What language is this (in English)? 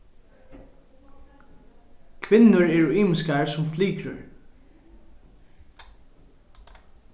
Faroese